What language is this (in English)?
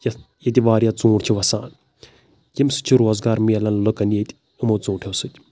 Kashmiri